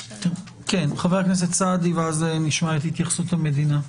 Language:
Hebrew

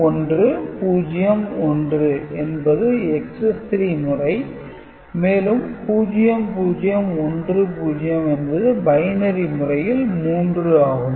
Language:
Tamil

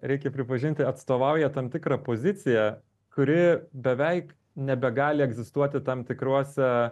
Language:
Lithuanian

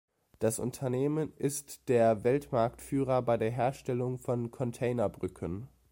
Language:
German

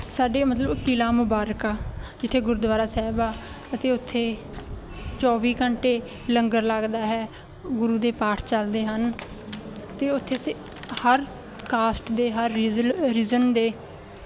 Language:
Punjabi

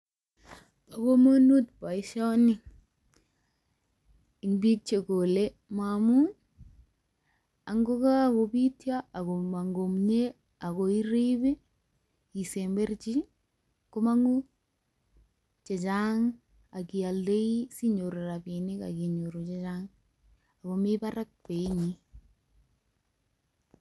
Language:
Kalenjin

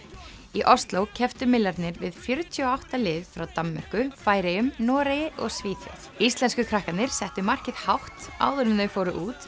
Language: Icelandic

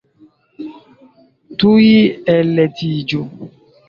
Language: Esperanto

